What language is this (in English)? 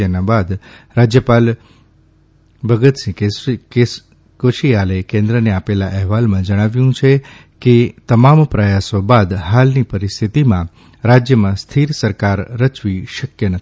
Gujarati